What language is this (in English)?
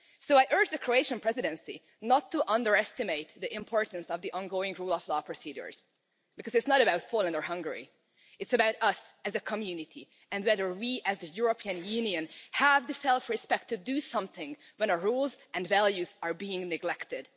English